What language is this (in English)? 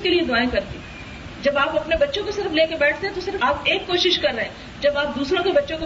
Urdu